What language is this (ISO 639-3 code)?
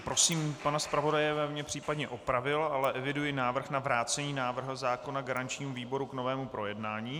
ces